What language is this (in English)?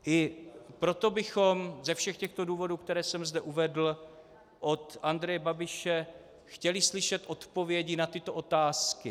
Czech